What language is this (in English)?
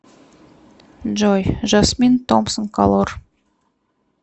Russian